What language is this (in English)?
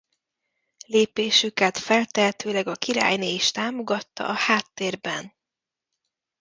Hungarian